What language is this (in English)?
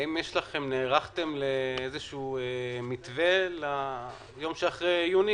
Hebrew